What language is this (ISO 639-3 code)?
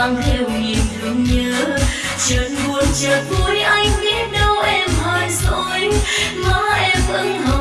vie